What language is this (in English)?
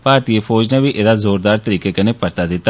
Dogri